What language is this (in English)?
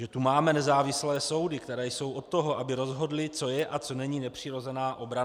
Czech